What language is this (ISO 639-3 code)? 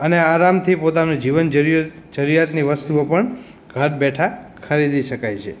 guj